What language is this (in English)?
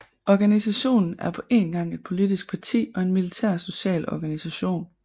Danish